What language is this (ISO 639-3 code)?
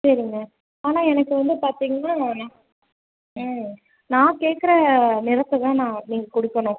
tam